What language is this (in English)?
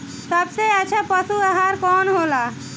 Bhojpuri